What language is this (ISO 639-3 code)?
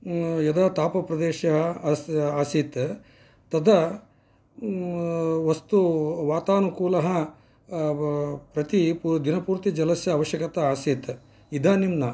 san